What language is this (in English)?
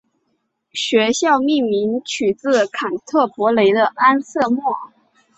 Chinese